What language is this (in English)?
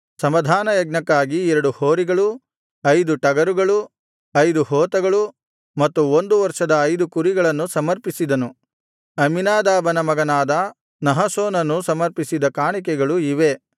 Kannada